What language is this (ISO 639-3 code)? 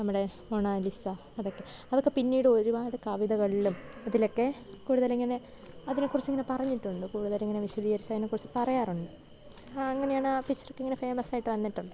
mal